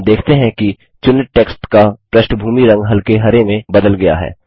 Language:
Hindi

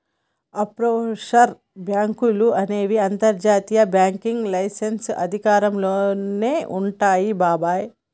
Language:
Telugu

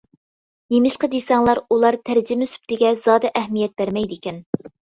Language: Uyghur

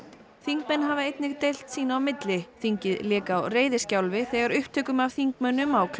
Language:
Icelandic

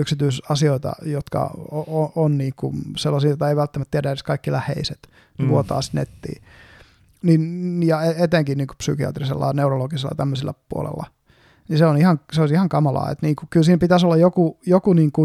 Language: Finnish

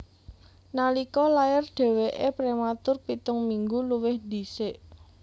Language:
Javanese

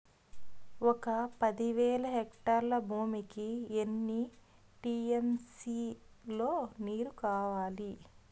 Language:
Telugu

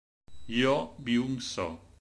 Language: Italian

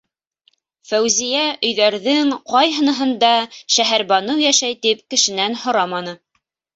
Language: Bashkir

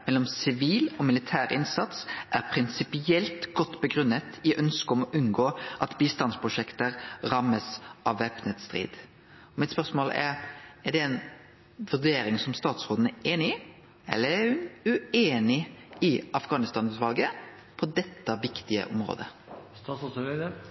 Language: Norwegian Nynorsk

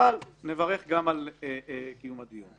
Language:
Hebrew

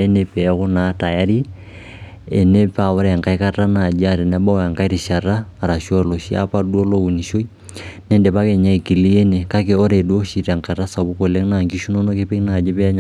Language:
Masai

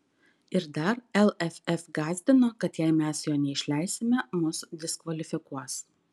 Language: Lithuanian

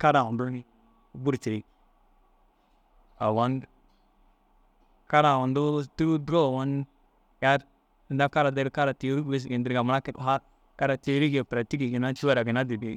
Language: Dazaga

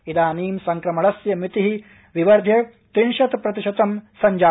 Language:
Sanskrit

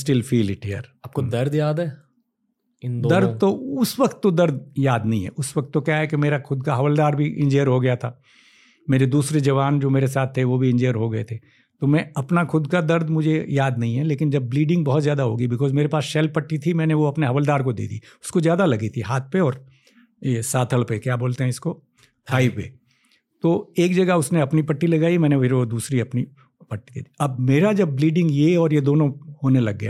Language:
Hindi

